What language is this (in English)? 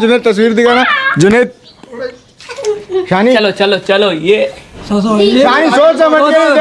Urdu